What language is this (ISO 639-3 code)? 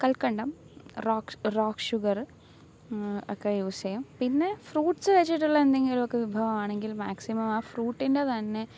mal